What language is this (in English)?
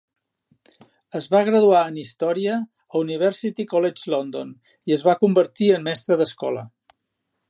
Catalan